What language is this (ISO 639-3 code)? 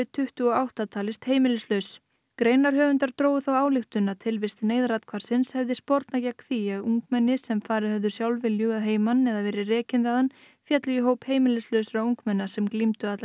isl